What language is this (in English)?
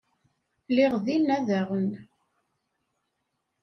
Kabyle